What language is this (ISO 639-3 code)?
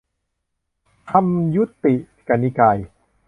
tha